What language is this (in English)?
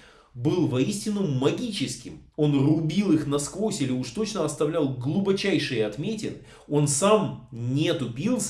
Russian